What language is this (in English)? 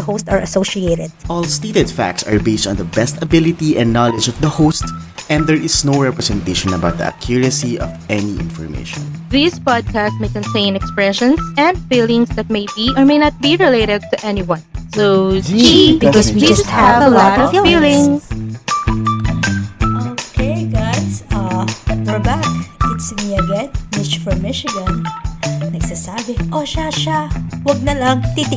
Filipino